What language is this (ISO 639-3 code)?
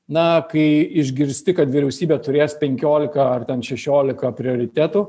lit